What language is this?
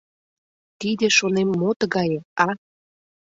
Mari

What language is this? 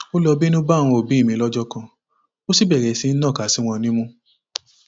Yoruba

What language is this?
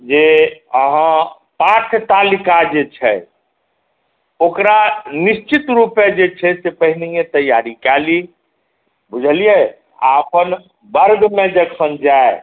Maithili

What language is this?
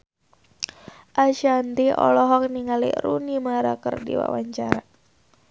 Sundanese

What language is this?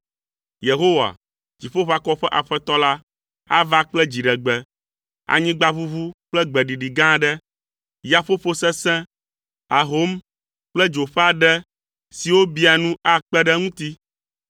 Ewe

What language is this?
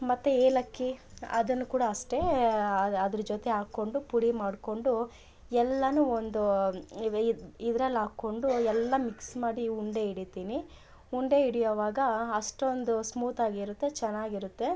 Kannada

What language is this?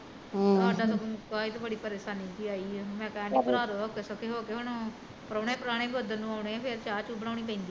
Punjabi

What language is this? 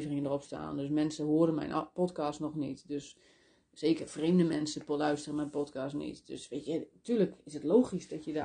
Dutch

